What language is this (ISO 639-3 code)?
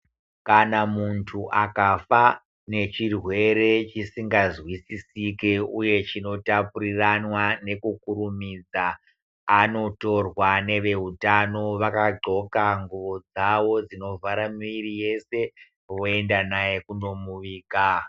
ndc